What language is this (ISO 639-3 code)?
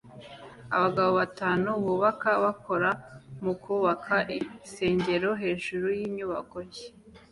kin